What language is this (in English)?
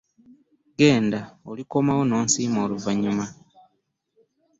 Ganda